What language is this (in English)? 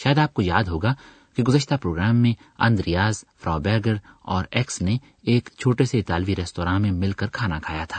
Urdu